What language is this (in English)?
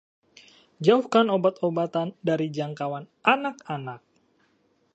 Indonesian